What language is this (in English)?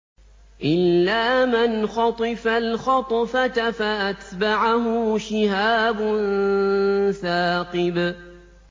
Arabic